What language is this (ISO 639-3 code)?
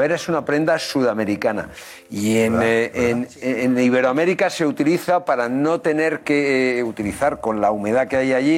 spa